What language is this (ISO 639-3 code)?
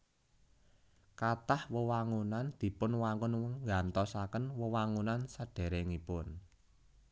jav